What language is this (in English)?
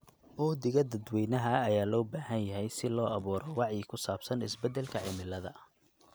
Somali